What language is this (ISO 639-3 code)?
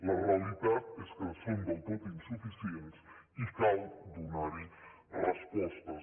cat